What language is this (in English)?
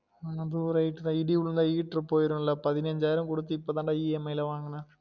Tamil